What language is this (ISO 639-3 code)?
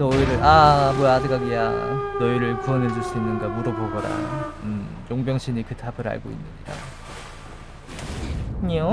kor